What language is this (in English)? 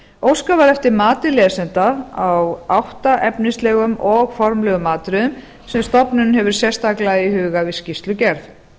Icelandic